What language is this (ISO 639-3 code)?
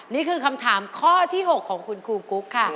tha